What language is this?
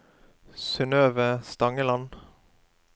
Norwegian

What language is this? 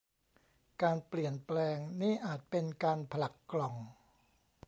Thai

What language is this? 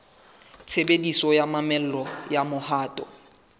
Southern Sotho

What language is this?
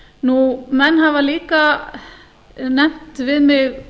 Icelandic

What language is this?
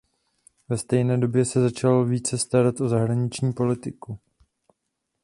Czech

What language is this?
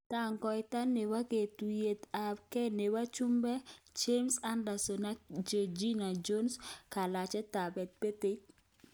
Kalenjin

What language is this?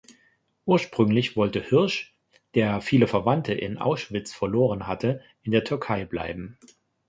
German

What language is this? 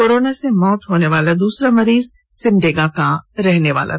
Hindi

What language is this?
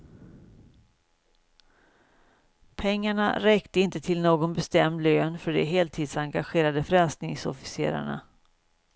Swedish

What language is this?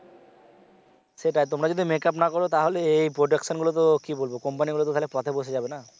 Bangla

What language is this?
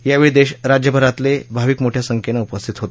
Marathi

